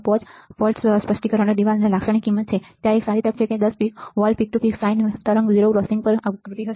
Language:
Gujarati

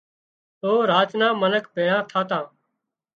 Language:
Wadiyara Koli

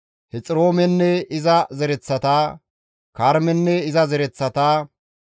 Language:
Gamo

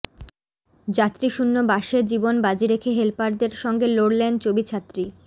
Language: Bangla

